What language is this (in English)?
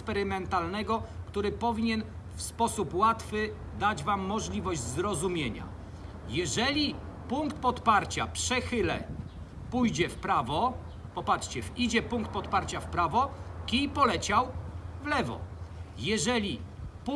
Polish